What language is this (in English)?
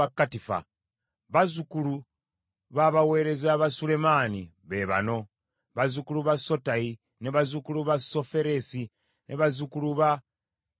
Ganda